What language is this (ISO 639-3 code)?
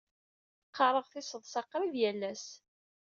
kab